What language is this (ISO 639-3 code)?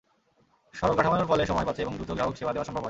ben